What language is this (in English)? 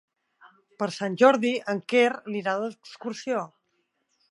Catalan